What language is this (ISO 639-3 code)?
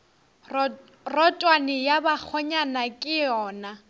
nso